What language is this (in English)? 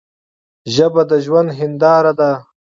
Pashto